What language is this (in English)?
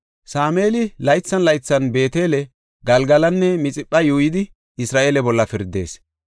Gofa